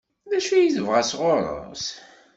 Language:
Kabyle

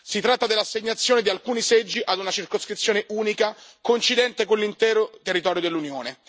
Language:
Italian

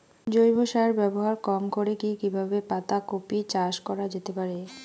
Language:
Bangla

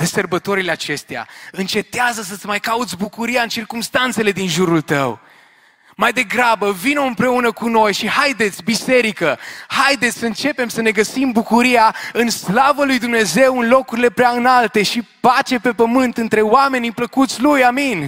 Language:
Romanian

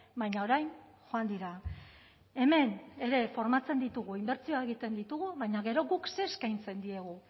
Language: Basque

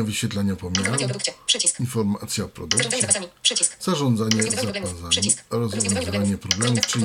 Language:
Polish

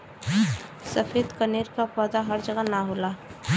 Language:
Bhojpuri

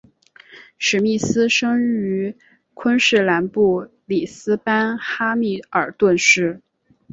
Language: Chinese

